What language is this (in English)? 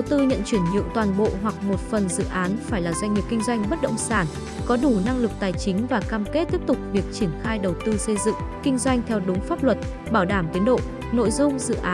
Vietnamese